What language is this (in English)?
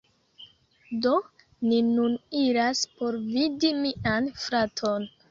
Esperanto